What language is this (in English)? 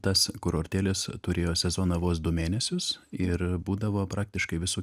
Lithuanian